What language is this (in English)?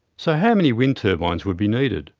English